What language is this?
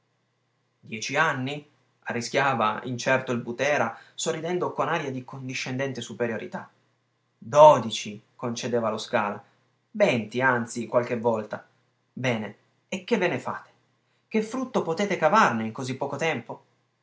Italian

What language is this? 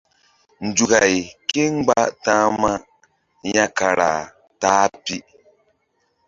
Mbum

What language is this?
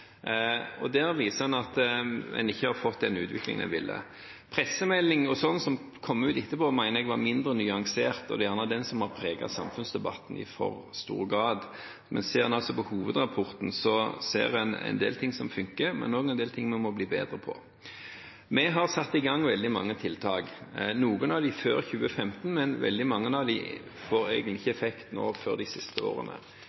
Norwegian Bokmål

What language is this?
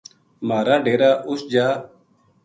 Gujari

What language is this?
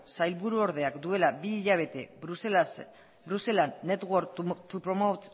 Basque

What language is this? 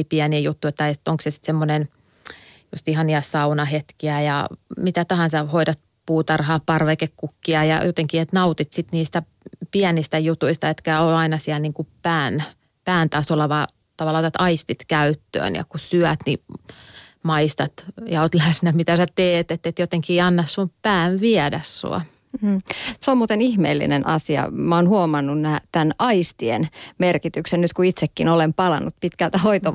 Finnish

